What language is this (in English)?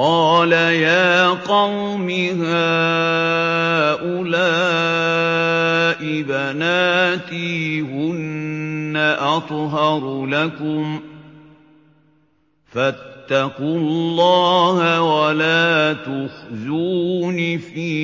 Arabic